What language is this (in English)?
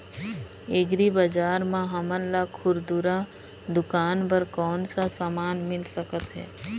Chhattisgarhi